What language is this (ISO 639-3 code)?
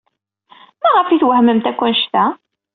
kab